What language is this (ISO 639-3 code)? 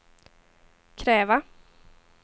swe